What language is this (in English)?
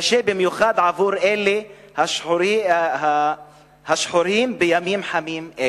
Hebrew